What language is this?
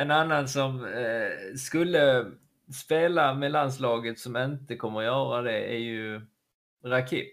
Swedish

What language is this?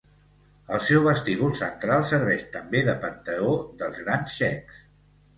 Catalan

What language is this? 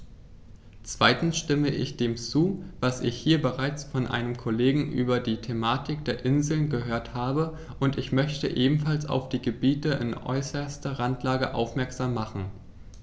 German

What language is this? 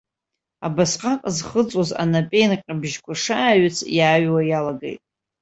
Abkhazian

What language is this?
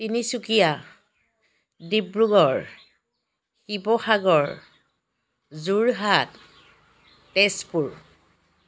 Assamese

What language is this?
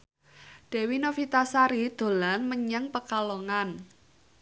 Javanese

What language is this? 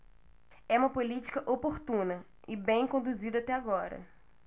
Portuguese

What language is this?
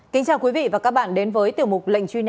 Vietnamese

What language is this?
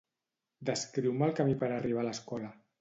Catalan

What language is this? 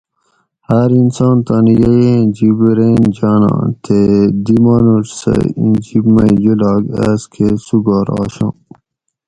Gawri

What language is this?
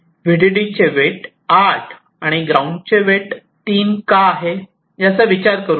Marathi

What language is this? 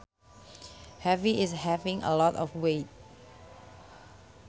Sundanese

